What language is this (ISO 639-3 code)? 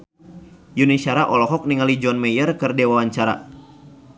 sun